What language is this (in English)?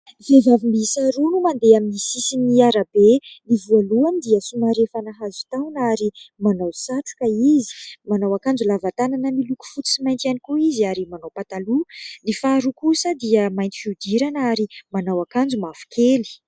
Malagasy